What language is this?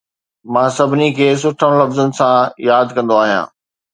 Sindhi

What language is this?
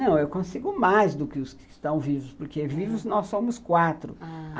Portuguese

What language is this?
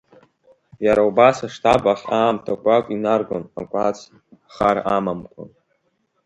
Abkhazian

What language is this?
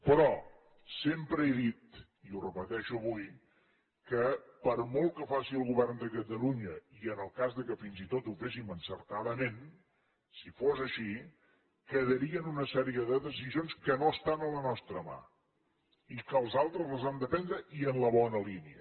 Catalan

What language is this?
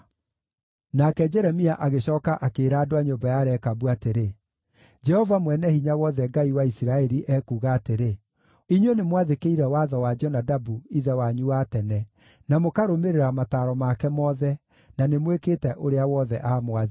Kikuyu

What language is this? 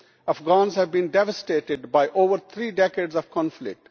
English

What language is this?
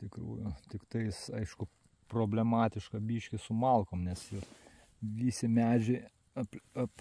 Lithuanian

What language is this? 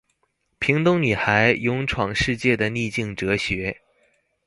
Chinese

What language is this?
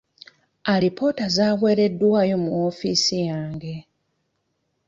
Ganda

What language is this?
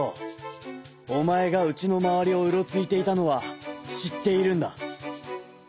Japanese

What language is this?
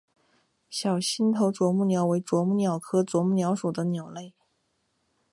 Chinese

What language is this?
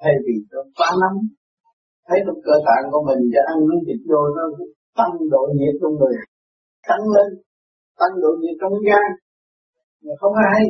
Vietnamese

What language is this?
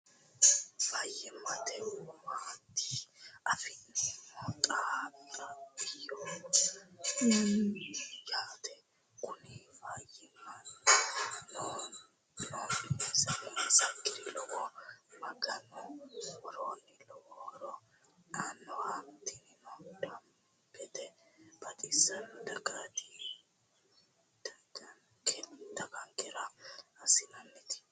Sidamo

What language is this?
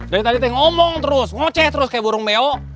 Indonesian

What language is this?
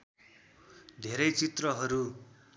Nepali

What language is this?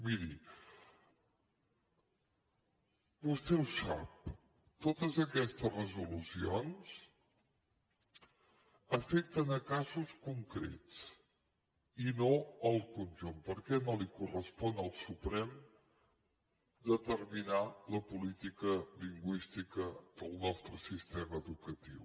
Catalan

